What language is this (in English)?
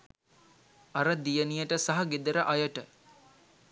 Sinhala